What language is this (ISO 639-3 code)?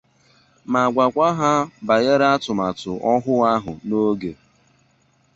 ibo